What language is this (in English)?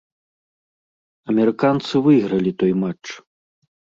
Belarusian